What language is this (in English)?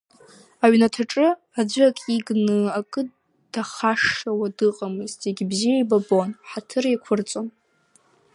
Abkhazian